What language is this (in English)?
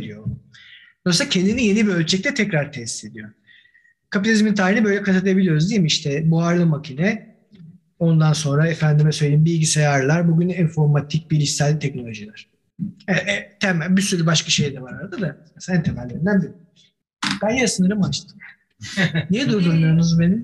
Turkish